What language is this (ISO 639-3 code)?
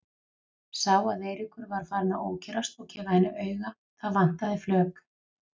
isl